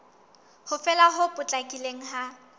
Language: Southern Sotho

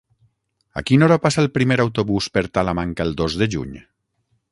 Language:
Catalan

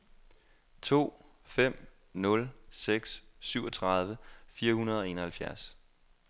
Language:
Danish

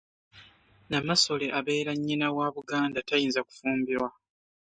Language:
Ganda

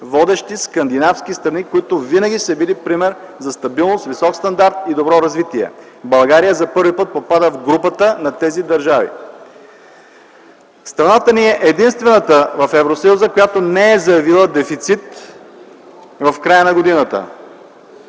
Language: Bulgarian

